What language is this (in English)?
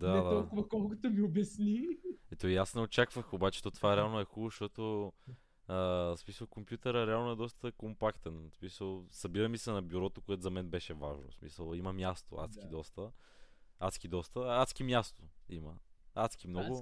Bulgarian